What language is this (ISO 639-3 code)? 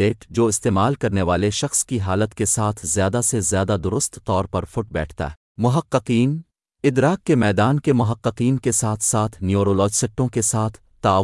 urd